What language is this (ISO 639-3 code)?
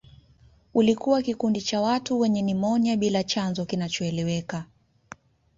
swa